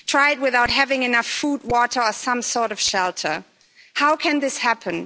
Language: English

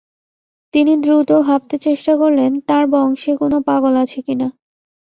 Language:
Bangla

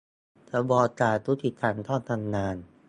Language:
Thai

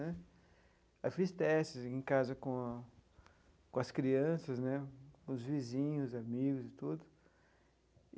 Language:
Portuguese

